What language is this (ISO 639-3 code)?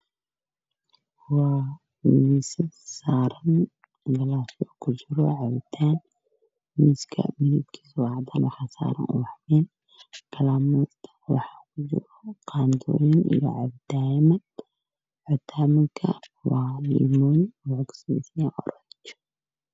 som